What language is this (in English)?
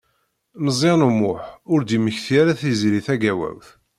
Kabyle